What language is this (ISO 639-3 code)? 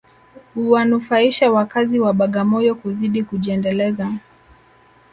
swa